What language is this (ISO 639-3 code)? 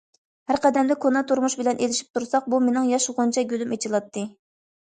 uig